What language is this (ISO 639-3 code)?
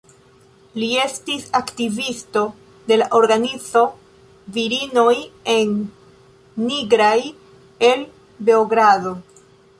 epo